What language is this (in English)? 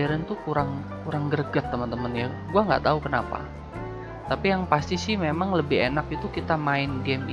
Indonesian